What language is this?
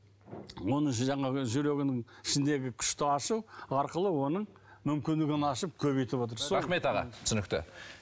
Kazakh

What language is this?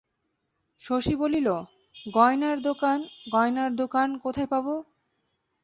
Bangla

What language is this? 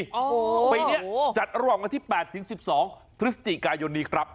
Thai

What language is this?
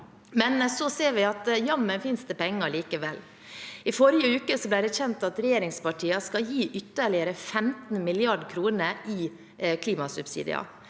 Norwegian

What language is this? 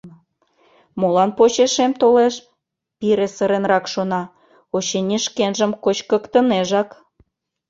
Mari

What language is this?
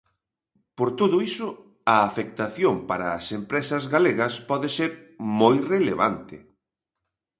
Galician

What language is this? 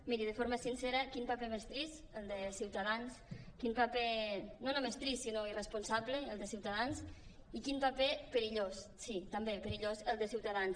Catalan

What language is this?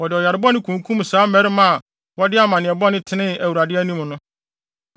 Akan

